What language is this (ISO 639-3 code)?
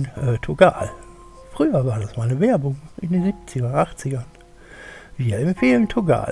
deu